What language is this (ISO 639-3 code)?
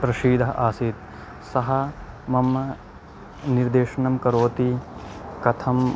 san